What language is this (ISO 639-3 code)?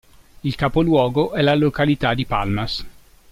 ita